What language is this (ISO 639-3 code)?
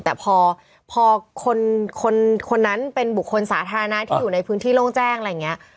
tha